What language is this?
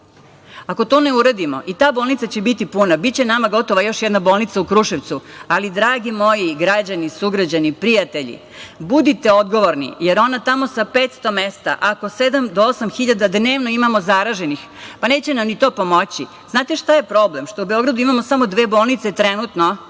Serbian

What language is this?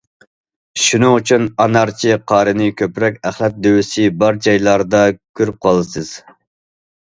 Uyghur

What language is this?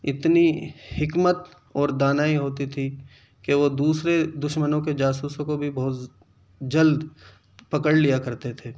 Urdu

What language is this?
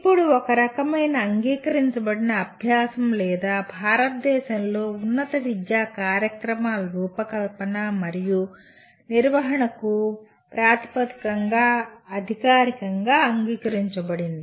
Telugu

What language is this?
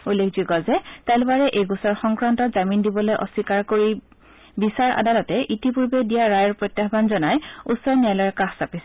Assamese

